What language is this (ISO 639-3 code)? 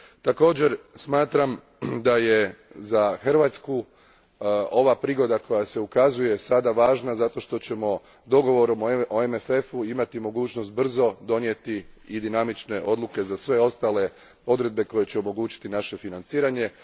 hrv